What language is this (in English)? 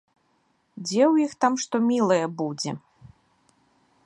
Belarusian